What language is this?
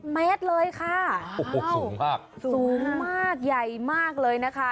Thai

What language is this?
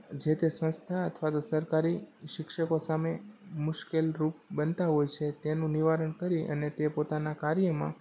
Gujarati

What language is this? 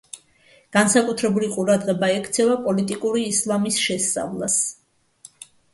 Georgian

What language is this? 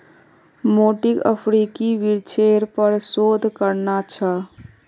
Magahi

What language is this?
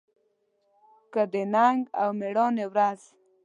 Pashto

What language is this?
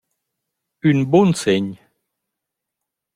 Romansh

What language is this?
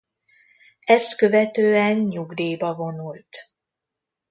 Hungarian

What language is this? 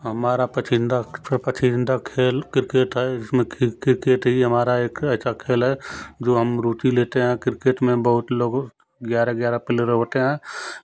Hindi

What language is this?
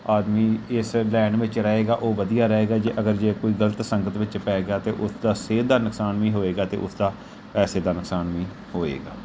Punjabi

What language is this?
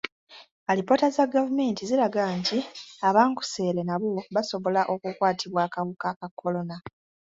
Ganda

